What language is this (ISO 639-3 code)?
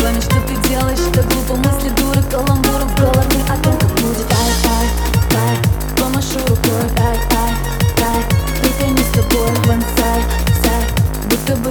rus